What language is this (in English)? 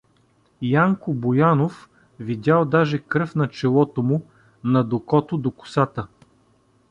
Bulgarian